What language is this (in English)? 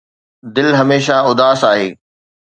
Sindhi